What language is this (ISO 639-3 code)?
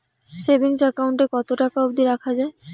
ben